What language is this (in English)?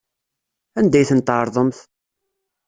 Kabyle